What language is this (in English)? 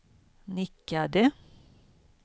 Swedish